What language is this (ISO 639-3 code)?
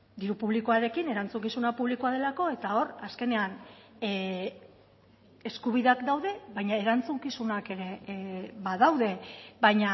eus